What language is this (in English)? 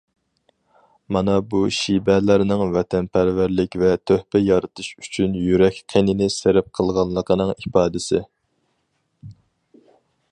Uyghur